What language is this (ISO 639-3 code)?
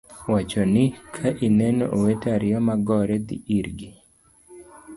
luo